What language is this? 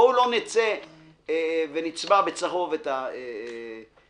Hebrew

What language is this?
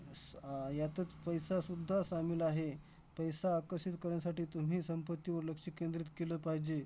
Marathi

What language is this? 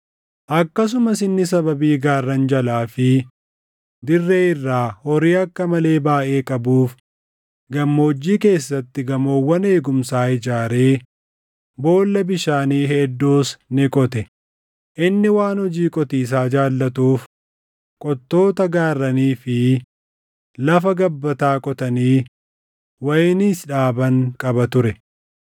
Oromo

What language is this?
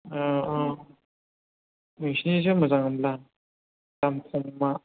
Bodo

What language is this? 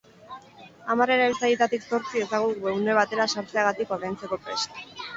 Basque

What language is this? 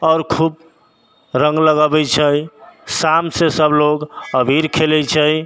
Maithili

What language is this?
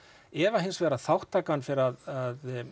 Icelandic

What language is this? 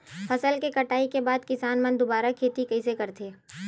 Chhattisgarhi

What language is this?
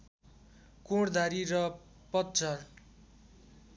Nepali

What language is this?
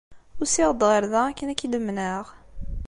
Kabyle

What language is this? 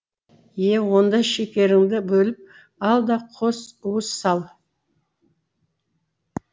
Kazakh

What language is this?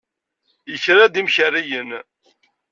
Kabyle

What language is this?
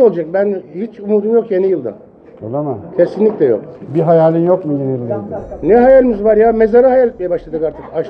Turkish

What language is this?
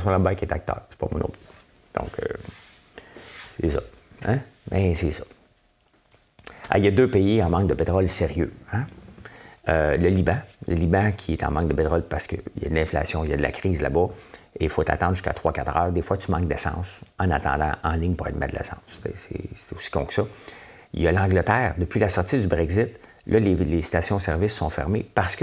French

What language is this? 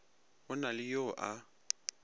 Northern Sotho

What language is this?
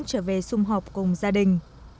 Vietnamese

